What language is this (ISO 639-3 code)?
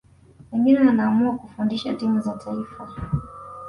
swa